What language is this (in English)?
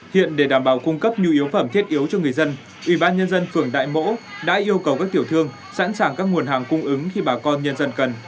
Vietnamese